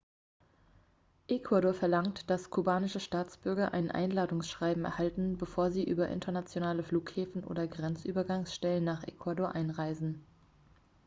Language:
German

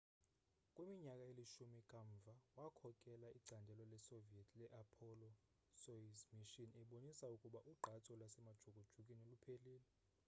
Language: Xhosa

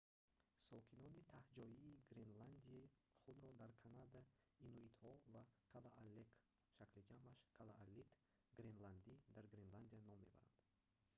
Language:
Tajik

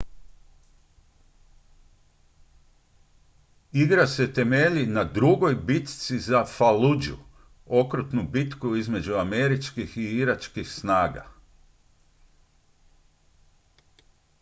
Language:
Croatian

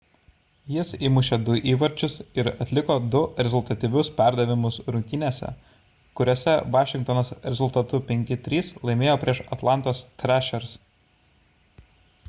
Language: Lithuanian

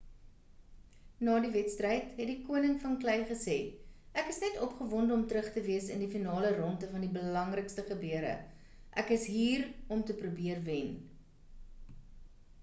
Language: Afrikaans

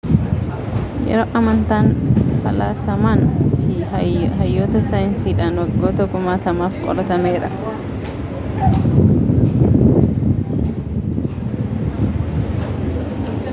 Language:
Oromo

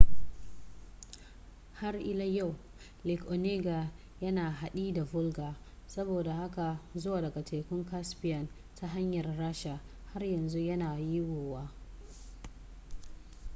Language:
Hausa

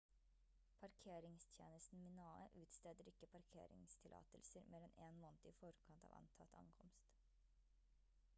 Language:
Norwegian Bokmål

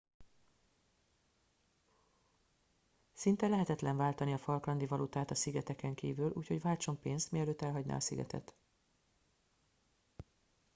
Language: Hungarian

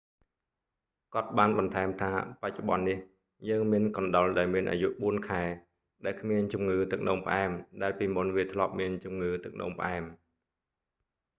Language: Khmer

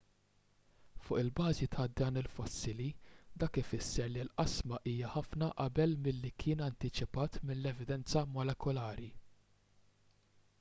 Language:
Maltese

